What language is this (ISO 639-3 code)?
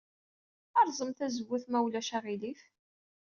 kab